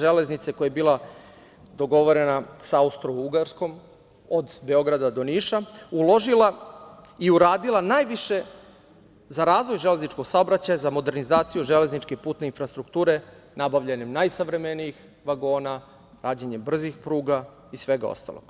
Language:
Serbian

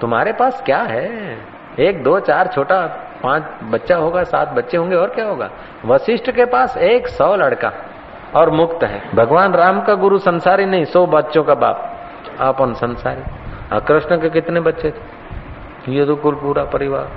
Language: Hindi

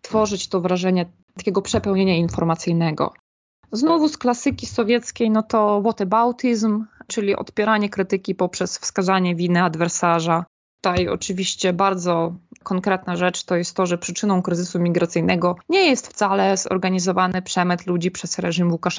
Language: Polish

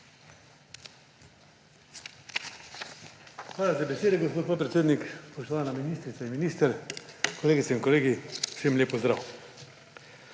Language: Slovenian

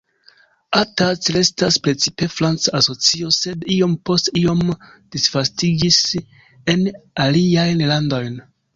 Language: Esperanto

